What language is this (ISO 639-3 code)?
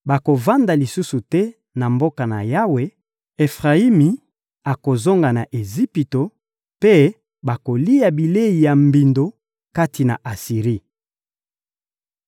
lin